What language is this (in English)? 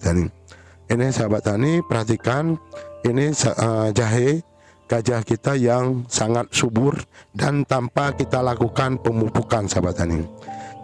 Indonesian